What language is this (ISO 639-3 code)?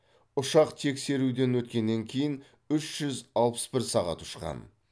kaz